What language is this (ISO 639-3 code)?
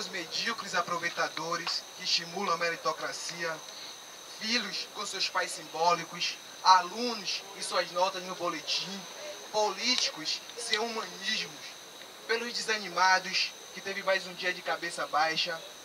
por